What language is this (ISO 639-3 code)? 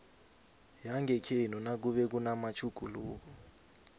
nbl